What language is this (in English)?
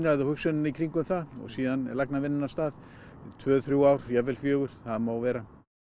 Icelandic